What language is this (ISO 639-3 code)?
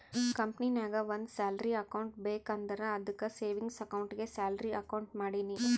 kan